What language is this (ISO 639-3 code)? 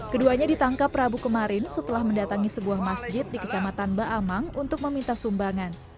ind